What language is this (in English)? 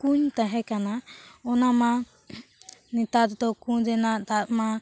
Santali